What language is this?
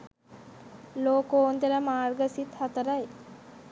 Sinhala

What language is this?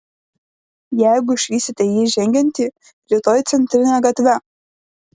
Lithuanian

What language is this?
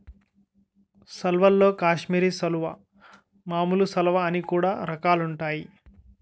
Telugu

